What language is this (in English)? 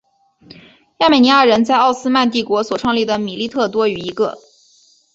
Chinese